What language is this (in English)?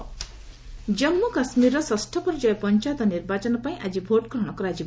Odia